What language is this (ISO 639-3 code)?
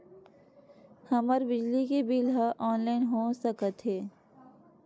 hne